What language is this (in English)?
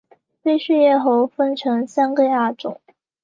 Chinese